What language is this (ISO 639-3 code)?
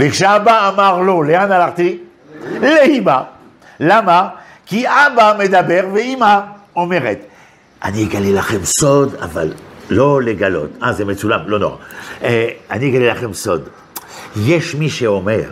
heb